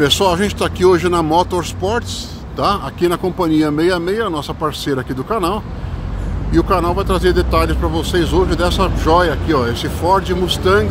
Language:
Portuguese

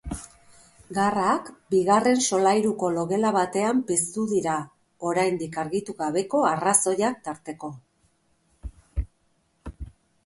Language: Basque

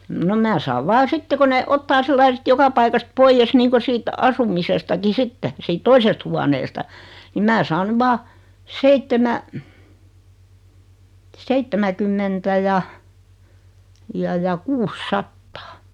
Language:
Finnish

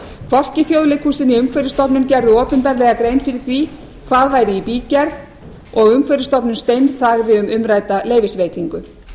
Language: Icelandic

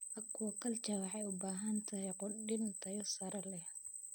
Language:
Somali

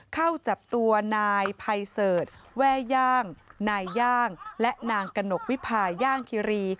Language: Thai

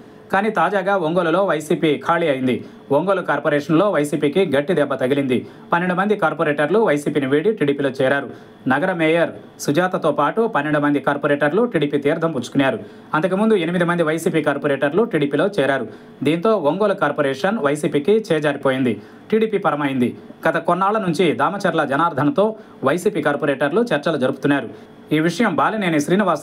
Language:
Telugu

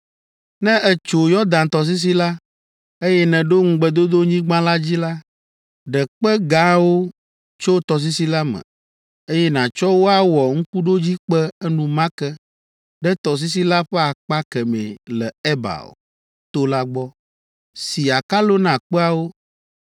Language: Ewe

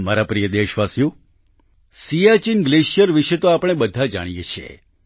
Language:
Gujarati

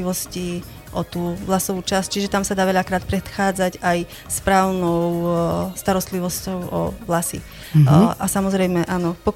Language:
Slovak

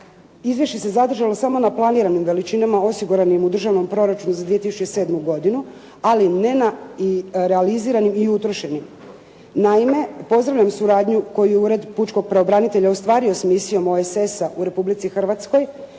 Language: Croatian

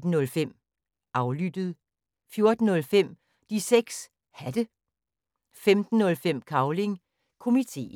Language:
Danish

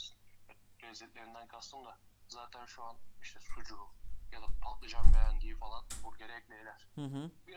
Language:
Turkish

